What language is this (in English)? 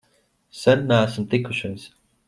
Latvian